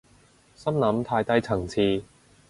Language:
Cantonese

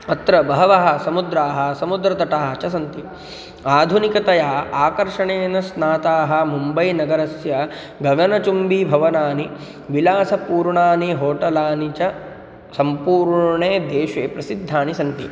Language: Sanskrit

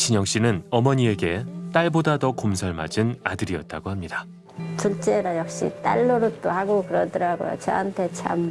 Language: Korean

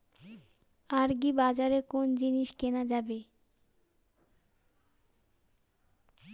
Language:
Bangla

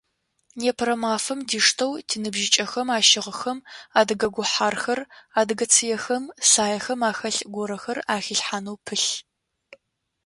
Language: Adyghe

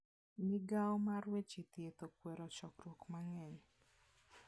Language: Luo (Kenya and Tanzania)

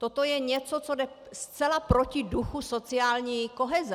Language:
Czech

